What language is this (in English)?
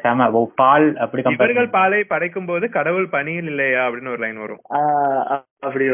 Tamil